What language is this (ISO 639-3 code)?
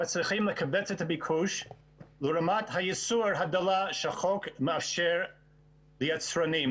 heb